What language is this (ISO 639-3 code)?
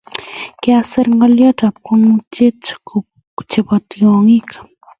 kln